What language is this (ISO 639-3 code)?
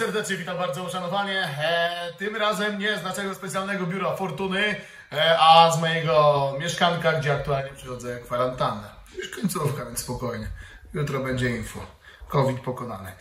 pol